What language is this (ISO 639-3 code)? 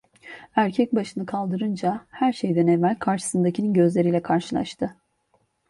tur